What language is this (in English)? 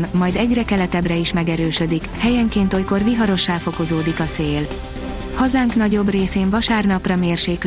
Hungarian